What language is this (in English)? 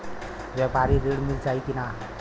Bhojpuri